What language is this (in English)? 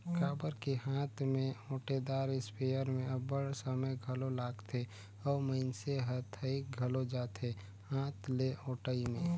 Chhattisgarhi